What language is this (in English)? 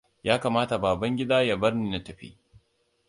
Hausa